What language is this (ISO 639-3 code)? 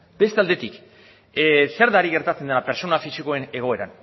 eus